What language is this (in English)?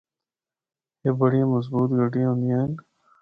Northern Hindko